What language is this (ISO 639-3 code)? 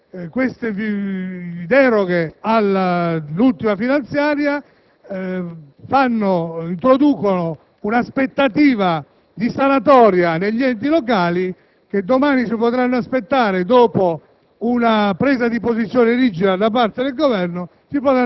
ita